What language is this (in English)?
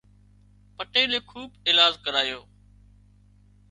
Wadiyara Koli